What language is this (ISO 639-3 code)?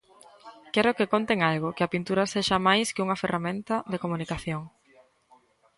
glg